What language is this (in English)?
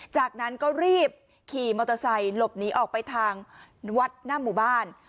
Thai